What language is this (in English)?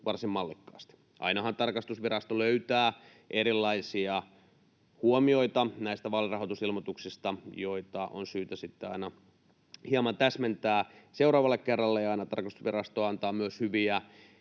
Finnish